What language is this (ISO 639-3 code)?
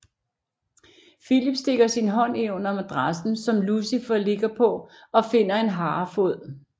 dan